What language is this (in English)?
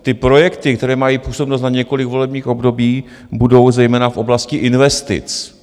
Czech